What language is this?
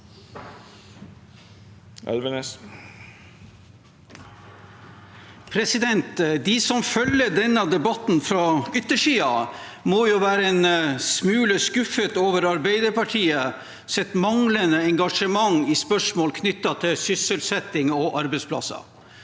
Norwegian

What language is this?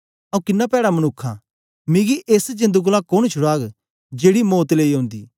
Dogri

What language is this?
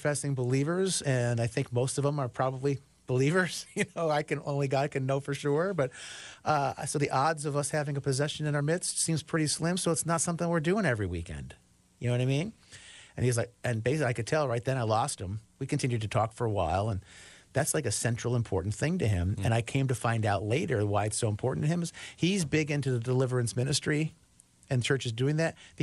English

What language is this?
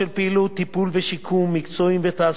Hebrew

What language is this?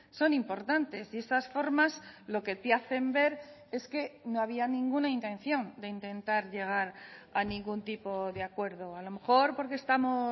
Spanish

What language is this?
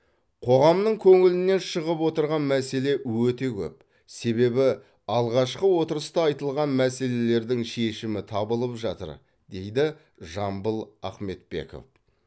Kazakh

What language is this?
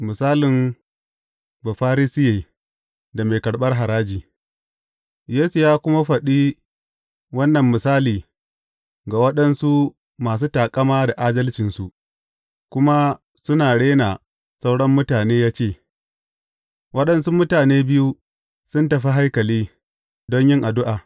Hausa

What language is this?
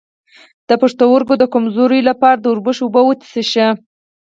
Pashto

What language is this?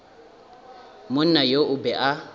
Northern Sotho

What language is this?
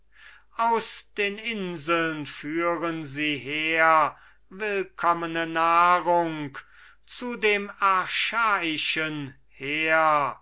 German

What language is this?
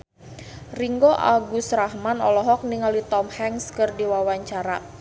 Sundanese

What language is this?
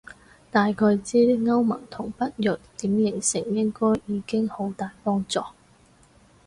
Cantonese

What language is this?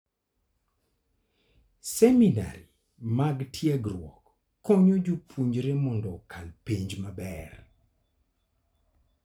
Luo (Kenya and Tanzania)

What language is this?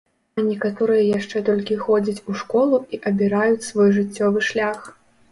Belarusian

